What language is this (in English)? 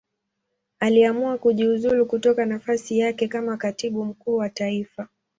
Swahili